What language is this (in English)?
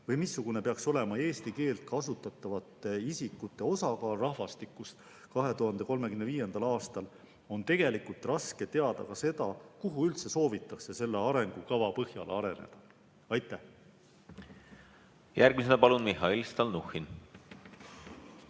Estonian